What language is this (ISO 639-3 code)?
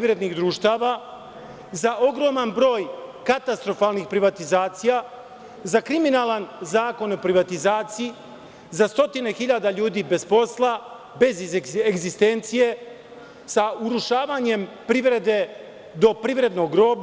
srp